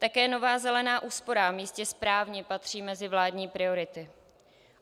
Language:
Czech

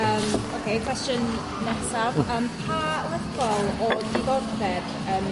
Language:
Welsh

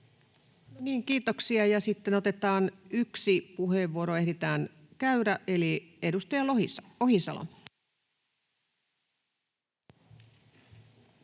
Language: Finnish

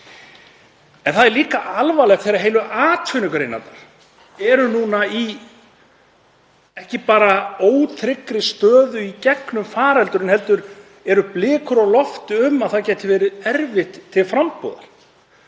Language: Icelandic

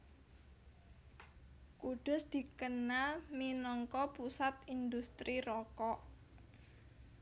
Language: Javanese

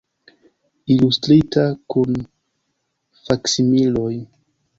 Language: Esperanto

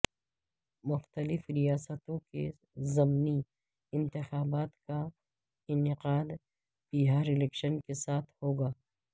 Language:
Urdu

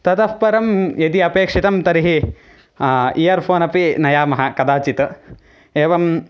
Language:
Sanskrit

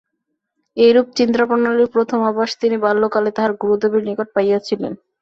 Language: Bangla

